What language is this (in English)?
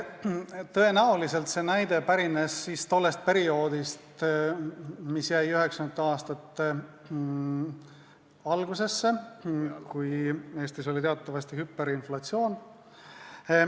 Estonian